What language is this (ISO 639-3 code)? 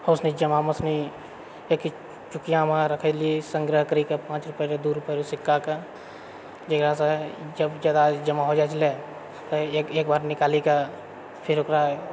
mai